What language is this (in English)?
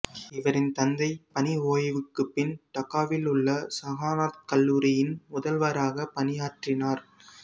Tamil